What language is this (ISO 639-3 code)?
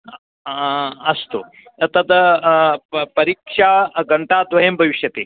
san